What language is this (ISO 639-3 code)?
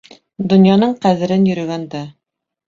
bak